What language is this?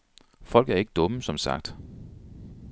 Danish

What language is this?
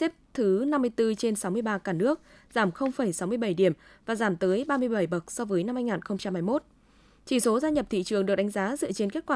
Vietnamese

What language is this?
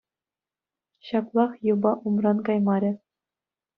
Chuvash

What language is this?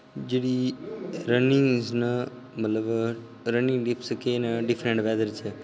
Dogri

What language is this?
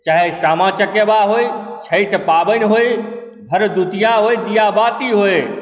Maithili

